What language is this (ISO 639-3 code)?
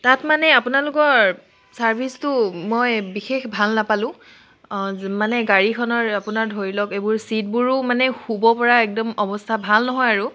asm